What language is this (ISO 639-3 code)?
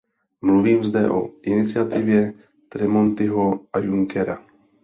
ces